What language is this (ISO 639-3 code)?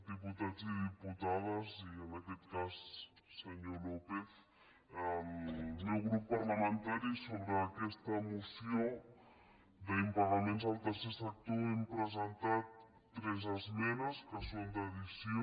cat